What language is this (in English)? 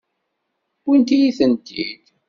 Kabyle